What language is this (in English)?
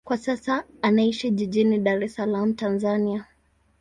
Swahili